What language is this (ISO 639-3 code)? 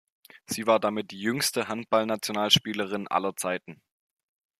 deu